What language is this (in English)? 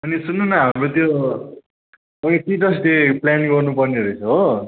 Nepali